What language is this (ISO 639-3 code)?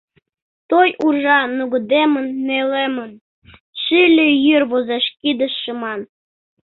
chm